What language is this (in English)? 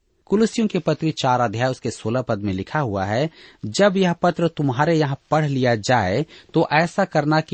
Hindi